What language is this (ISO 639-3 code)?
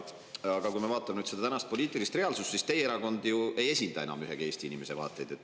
est